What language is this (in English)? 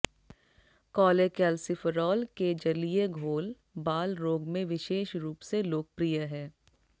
Hindi